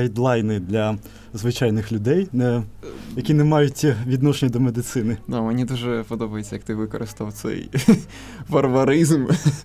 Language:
Ukrainian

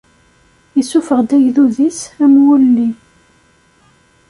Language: Kabyle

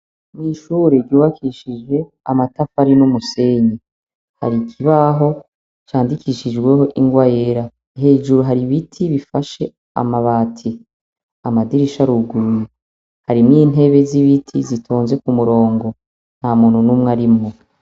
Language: Rundi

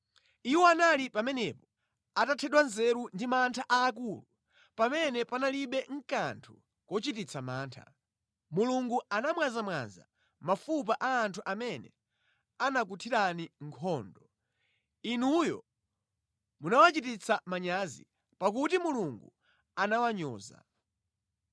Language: Nyanja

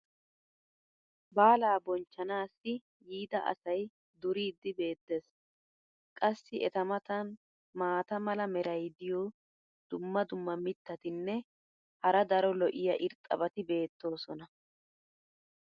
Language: Wolaytta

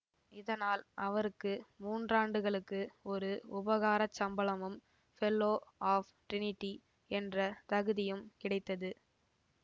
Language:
Tamil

